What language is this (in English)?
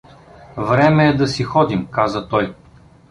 Bulgarian